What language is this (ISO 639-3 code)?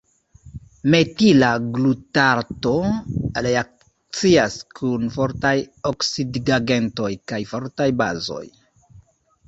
epo